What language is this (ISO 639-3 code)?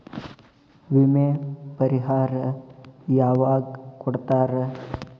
kan